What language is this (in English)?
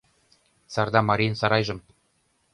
Mari